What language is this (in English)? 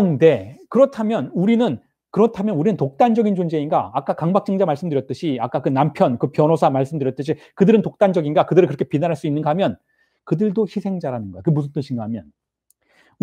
Korean